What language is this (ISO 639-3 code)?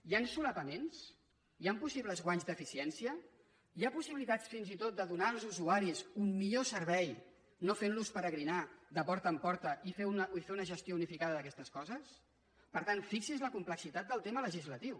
cat